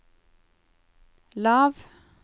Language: Norwegian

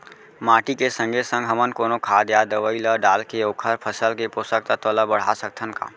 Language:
Chhattisgarhi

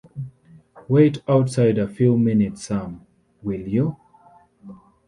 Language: English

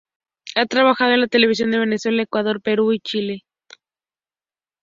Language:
Spanish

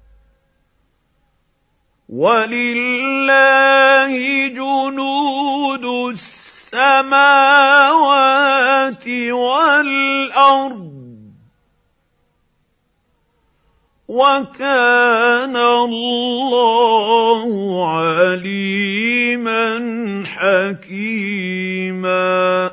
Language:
Arabic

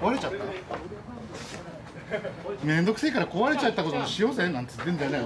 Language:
Japanese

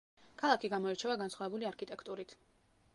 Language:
Georgian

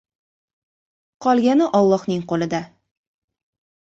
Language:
Uzbek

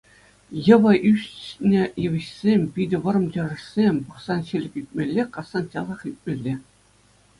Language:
Chuvash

